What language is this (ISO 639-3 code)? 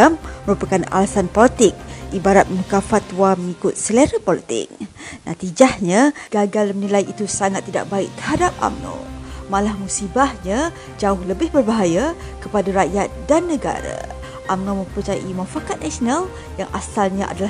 msa